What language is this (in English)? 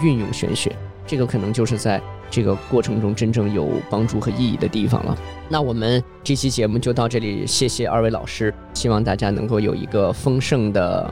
Chinese